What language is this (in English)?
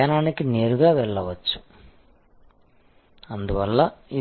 Telugu